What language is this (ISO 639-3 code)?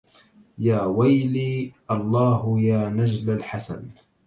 ara